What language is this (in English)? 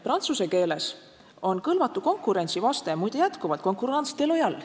Estonian